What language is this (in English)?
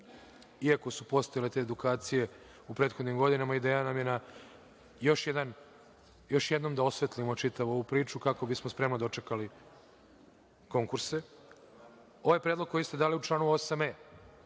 Serbian